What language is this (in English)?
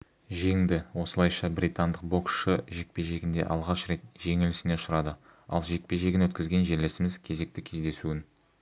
Kazakh